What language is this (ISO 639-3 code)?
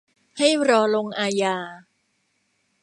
tha